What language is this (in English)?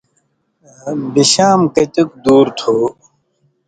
Indus Kohistani